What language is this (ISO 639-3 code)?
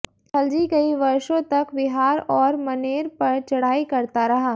hin